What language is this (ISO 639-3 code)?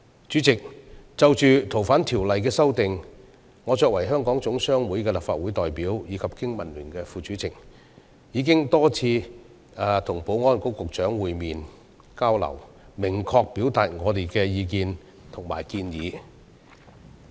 yue